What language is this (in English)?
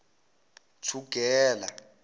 Zulu